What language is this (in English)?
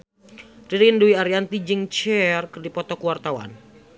Sundanese